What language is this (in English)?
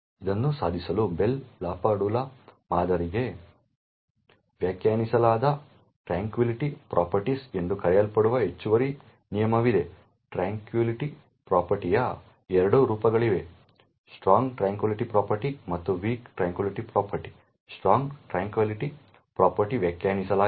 Kannada